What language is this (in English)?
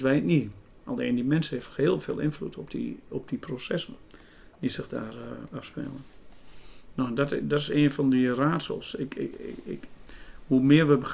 Dutch